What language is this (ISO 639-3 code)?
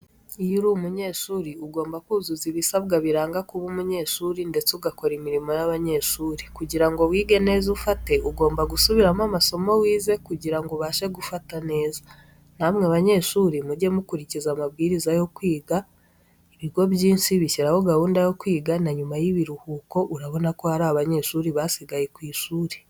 kin